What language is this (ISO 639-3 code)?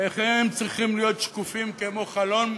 heb